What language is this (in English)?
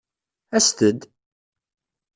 Kabyle